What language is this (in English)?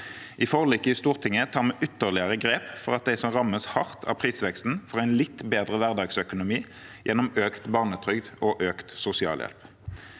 Norwegian